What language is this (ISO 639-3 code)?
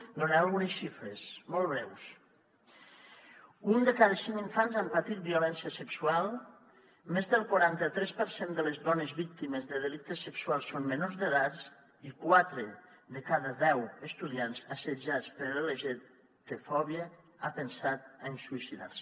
cat